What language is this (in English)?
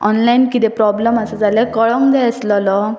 Konkani